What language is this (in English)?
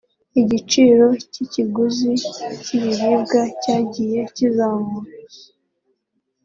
Kinyarwanda